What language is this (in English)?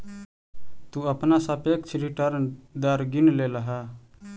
Magahi